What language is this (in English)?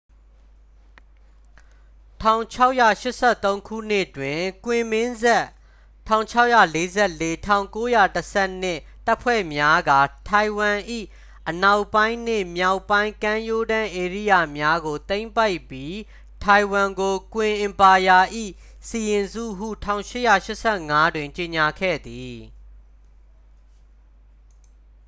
Burmese